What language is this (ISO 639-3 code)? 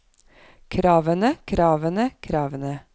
nor